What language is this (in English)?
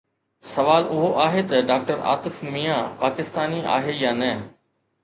Sindhi